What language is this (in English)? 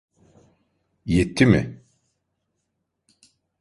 Turkish